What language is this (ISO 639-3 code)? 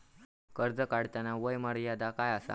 mar